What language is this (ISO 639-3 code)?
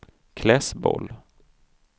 swe